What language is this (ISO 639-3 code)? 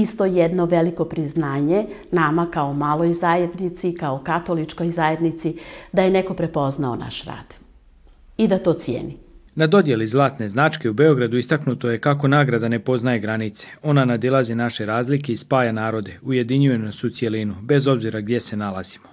hrv